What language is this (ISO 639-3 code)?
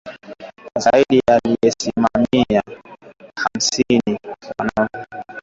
swa